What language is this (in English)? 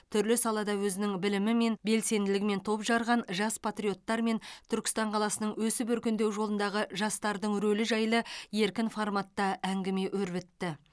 Kazakh